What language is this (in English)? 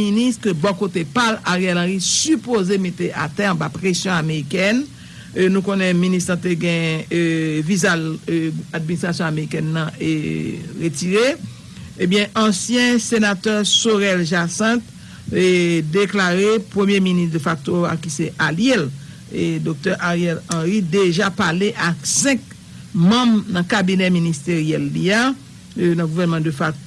French